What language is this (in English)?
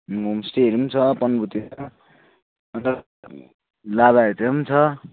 Nepali